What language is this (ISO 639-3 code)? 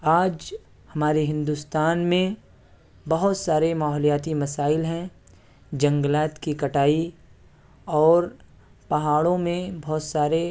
urd